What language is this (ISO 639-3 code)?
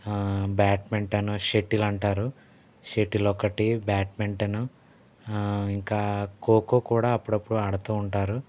tel